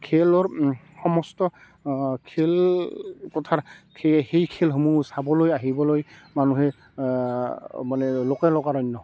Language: Assamese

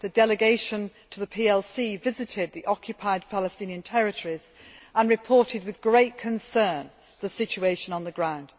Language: English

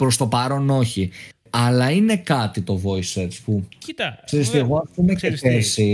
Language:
Greek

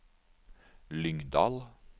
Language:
Norwegian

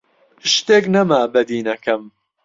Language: Central Kurdish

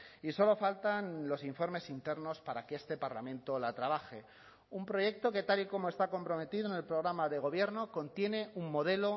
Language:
Spanish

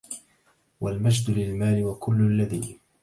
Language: Arabic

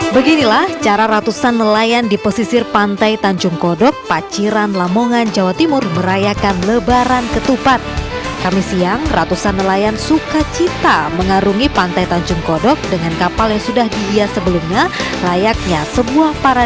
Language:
Indonesian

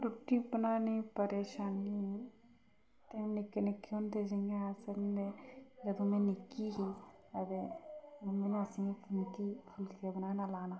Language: Dogri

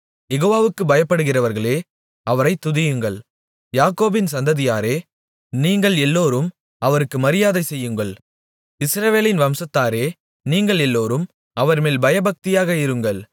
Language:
Tamil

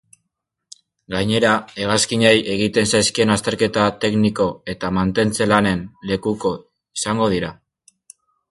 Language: Basque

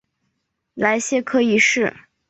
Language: Chinese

